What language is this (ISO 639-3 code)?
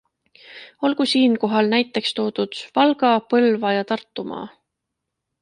est